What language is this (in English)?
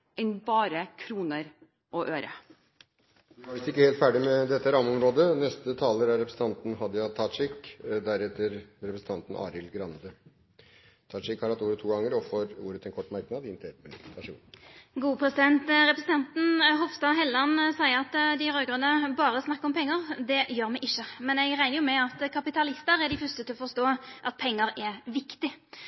Norwegian